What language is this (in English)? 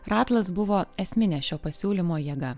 Lithuanian